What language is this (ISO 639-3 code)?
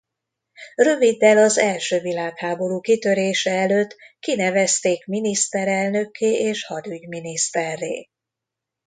hun